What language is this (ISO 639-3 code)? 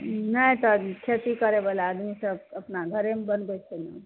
mai